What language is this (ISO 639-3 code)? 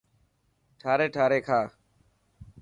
mki